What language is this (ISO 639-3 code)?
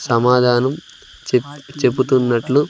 tel